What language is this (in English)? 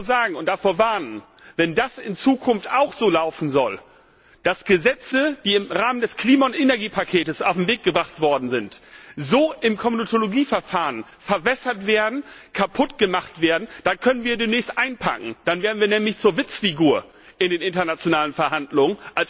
German